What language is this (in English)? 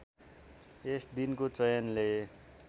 Nepali